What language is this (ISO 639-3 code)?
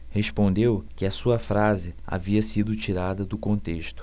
por